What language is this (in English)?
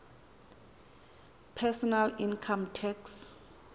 Xhosa